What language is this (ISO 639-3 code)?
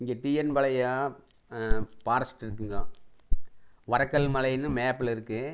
tam